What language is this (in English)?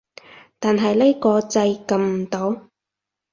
Cantonese